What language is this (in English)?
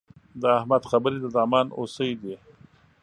Pashto